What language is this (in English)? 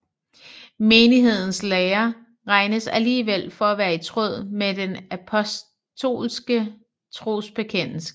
Danish